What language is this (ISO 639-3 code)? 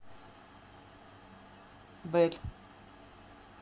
rus